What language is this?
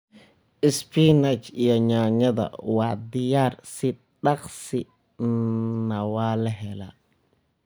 Somali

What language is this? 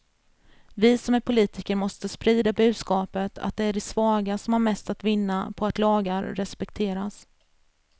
Swedish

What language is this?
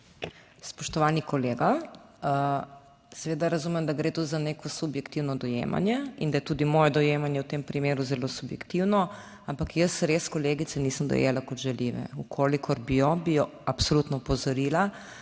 Slovenian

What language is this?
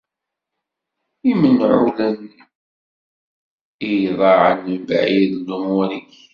Kabyle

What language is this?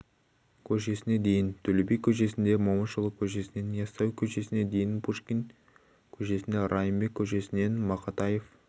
Kazakh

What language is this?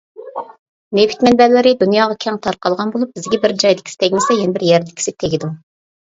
Uyghur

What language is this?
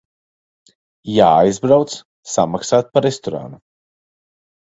Latvian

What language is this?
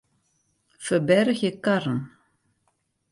Western Frisian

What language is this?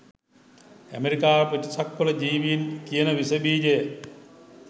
Sinhala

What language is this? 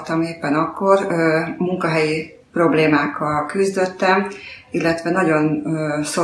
Hungarian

